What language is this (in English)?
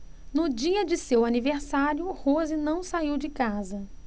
Portuguese